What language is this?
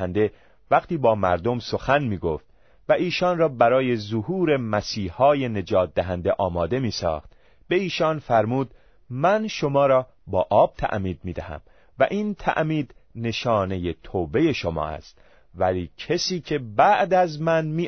Persian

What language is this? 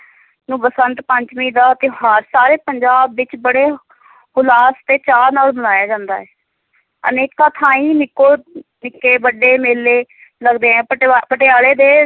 Punjabi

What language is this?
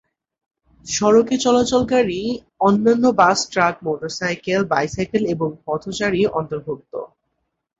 Bangla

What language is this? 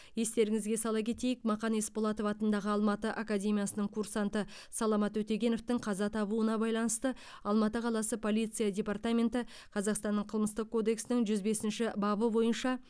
Kazakh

